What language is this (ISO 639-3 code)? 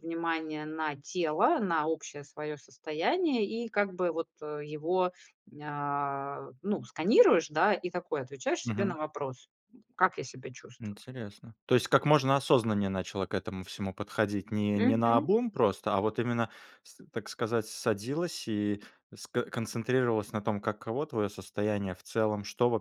rus